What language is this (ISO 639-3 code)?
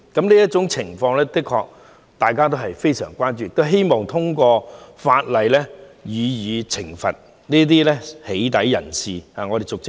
yue